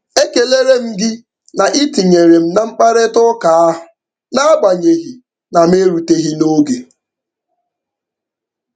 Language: Igbo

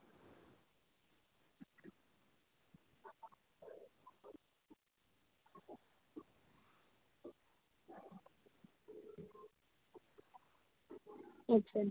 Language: Santali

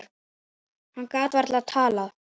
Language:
Icelandic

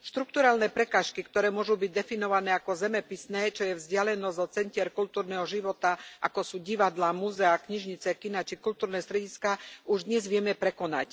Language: Slovak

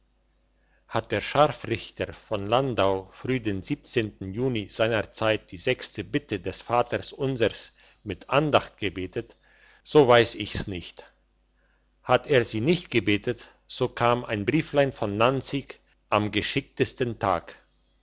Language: German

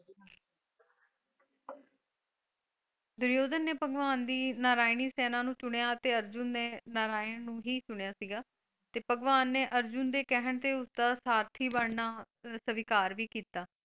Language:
Punjabi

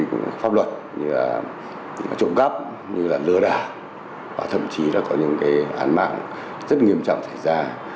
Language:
Vietnamese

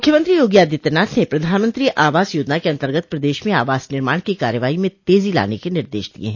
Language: Hindi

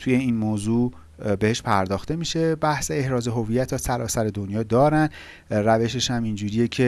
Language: Persian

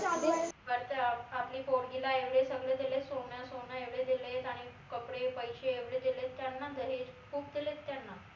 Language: Marathi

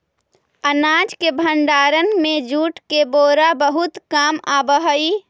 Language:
Magahi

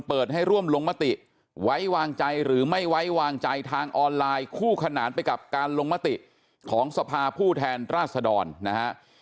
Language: Thai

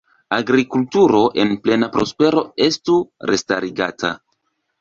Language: Esperanto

